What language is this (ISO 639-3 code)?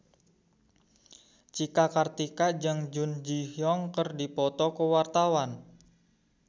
sun